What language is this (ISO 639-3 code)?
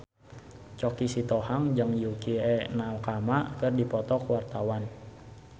sun